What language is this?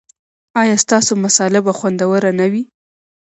Pashto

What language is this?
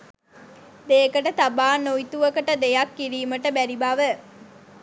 Sinhala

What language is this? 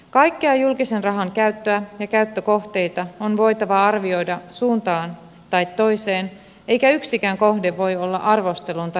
Finnish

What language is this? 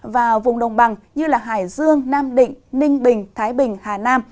Vietnamese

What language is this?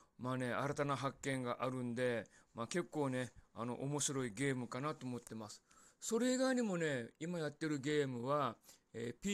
Japanese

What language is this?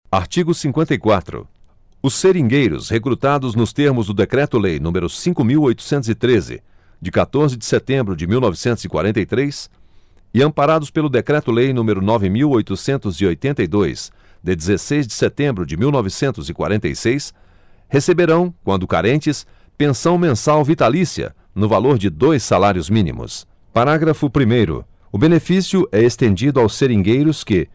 Portuguese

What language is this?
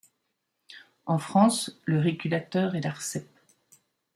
French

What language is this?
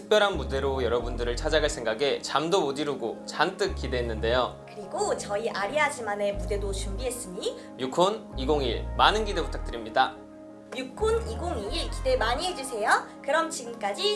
Korean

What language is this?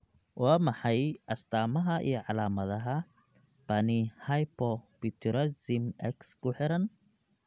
Somali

